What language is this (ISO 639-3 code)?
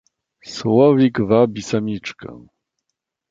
pol